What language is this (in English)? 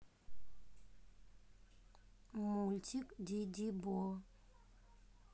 Russian